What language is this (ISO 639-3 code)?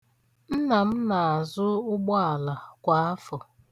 ibo